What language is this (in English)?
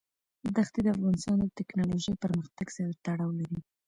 Pashto